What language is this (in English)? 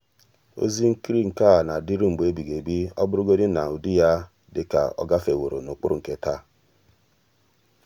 Igbo